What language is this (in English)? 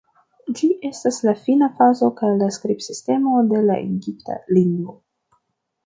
Esperanto